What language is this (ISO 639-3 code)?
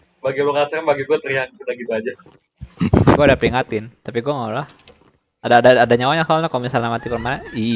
ind